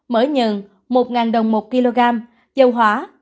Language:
Vietnamese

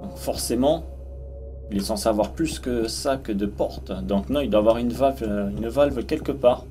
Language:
French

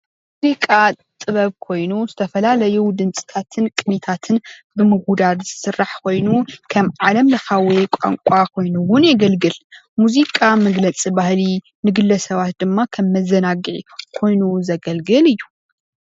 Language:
Tigrinya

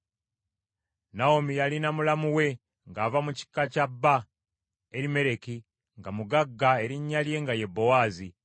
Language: Ganda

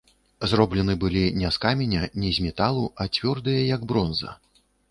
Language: Belarusian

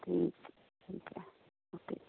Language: Punjabi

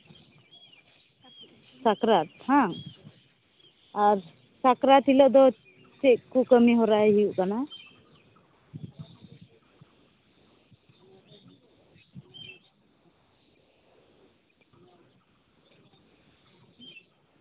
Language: Santali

